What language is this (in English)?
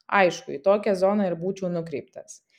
Lithuanian